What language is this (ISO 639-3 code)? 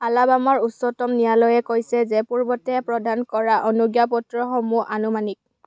asm